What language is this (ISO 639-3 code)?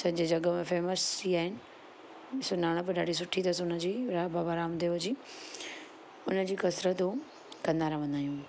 snd